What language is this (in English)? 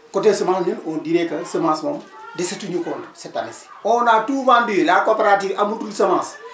Wolof